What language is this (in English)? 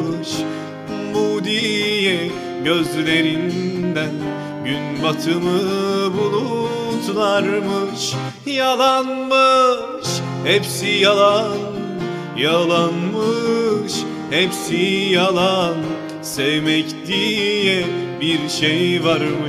Turkish